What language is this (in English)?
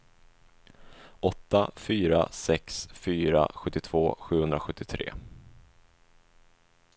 Swedish